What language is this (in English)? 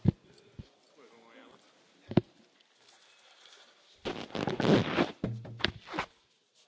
Hungarian